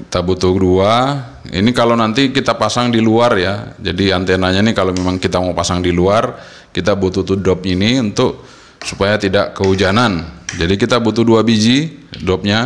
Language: Indonesian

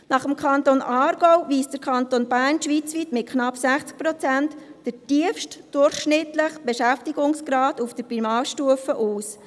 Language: Swiss German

